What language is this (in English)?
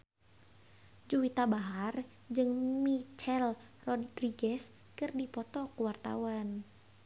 Sundanese